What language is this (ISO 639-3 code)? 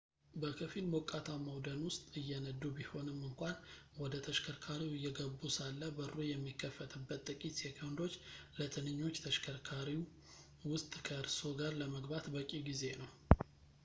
amh